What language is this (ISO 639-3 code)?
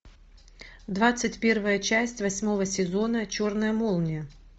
rus